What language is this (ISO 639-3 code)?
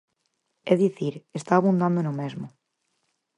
glg